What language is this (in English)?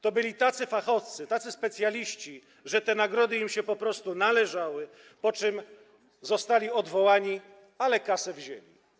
Polish